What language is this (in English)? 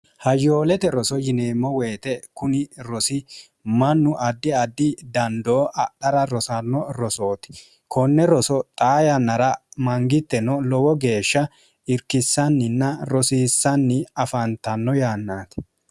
Sidamo